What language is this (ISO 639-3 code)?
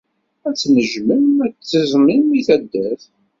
kab